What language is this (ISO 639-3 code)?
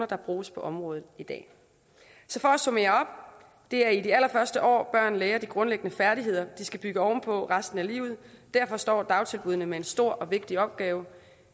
dan